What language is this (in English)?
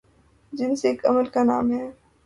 Urdu